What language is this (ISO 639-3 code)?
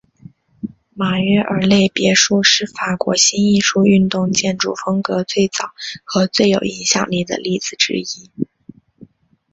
zho